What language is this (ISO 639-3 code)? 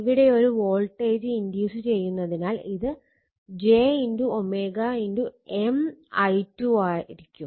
mal